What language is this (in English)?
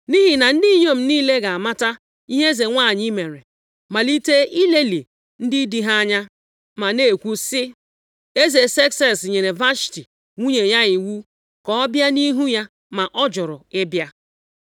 Igbo